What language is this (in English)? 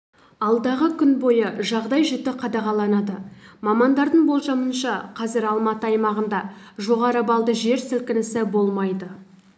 Kazakh